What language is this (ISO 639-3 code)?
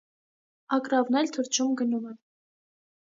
hye